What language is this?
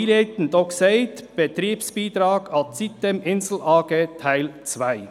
Swiss German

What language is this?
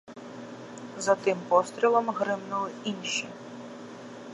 Ukrainian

